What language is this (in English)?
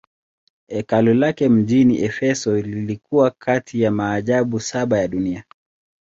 Swahili